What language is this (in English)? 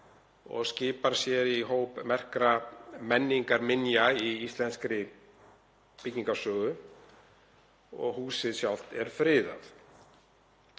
Icelandic